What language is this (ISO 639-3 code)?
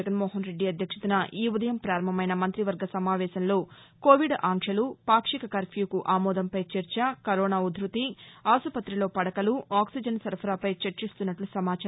tel